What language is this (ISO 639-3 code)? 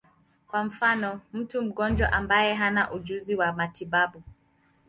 swa